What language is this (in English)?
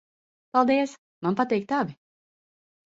Latvian